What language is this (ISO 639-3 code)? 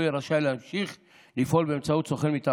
heb